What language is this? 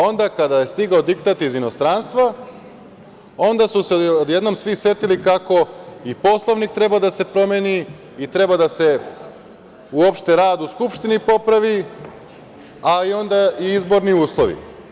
Serbian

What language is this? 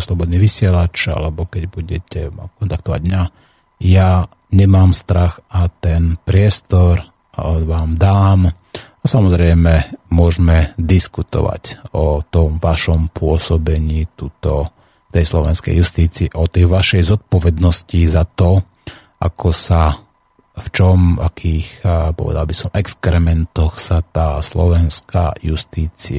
Slovak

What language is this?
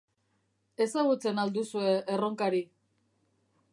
Basque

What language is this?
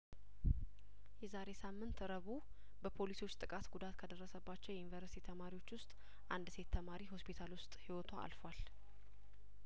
Amharic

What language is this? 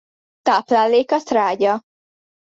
Hungarian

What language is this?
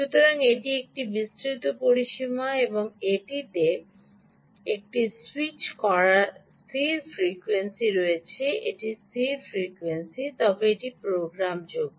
Bangla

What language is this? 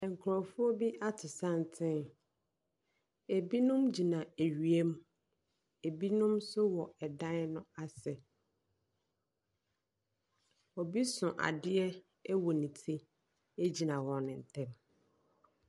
Akan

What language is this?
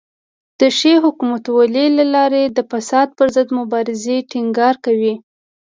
Pashto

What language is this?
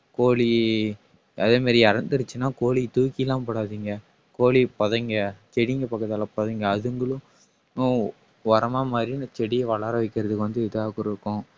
Tamil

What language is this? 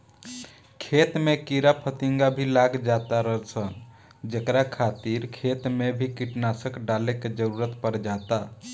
Bhojpuri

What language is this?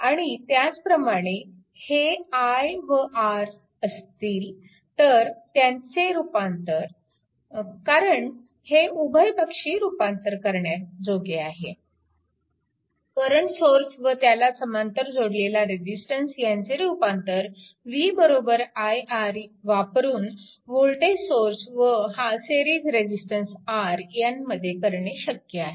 Marathi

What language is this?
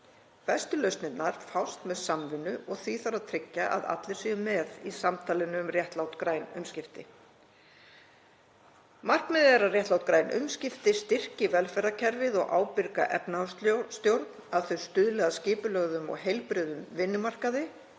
Icelandic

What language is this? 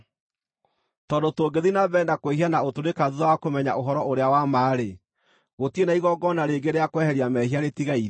Kikuyu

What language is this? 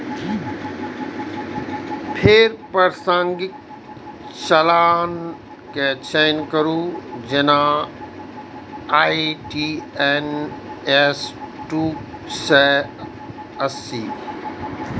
Maithili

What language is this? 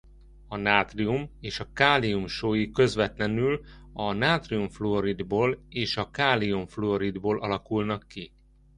Hungarian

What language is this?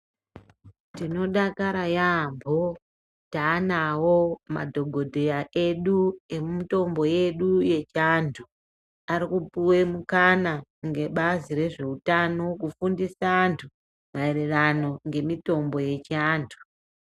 Ndau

